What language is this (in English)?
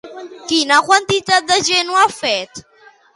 Catalan